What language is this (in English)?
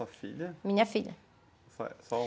Portuguese